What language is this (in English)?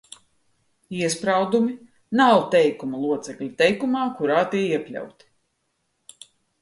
Latvian